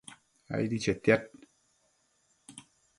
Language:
Matsés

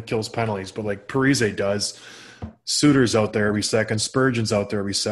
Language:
English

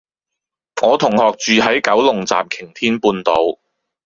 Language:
Cantonese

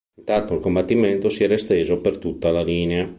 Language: Italian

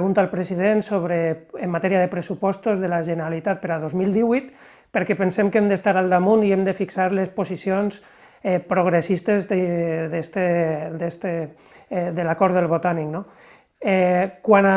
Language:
Catalan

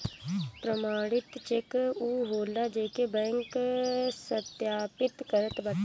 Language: Bhojpuri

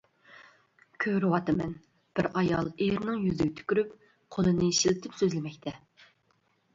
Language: Uyghur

